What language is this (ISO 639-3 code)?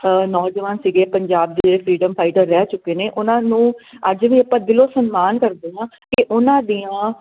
pan